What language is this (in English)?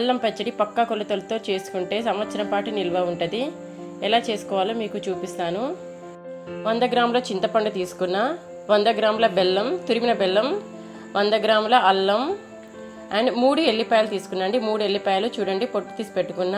English